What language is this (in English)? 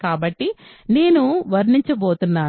Telugu